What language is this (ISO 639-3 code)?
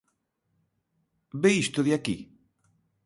glg